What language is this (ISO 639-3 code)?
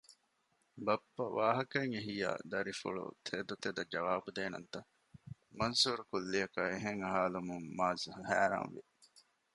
div